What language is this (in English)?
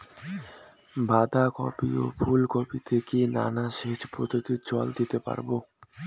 Bangla